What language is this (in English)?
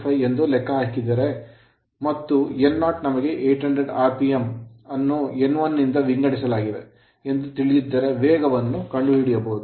Kannada